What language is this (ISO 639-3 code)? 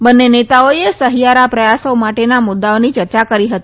guj